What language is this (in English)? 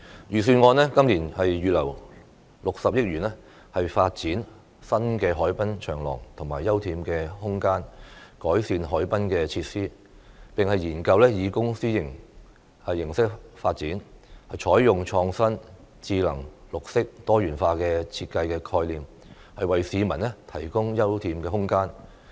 Cantonese